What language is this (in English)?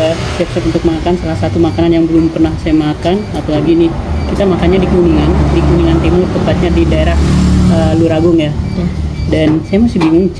Indonesian